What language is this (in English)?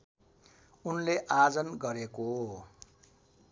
Nepali